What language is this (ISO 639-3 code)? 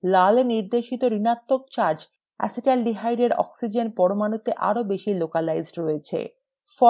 ben